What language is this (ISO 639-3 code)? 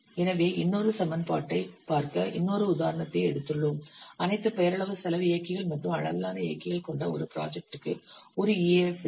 tam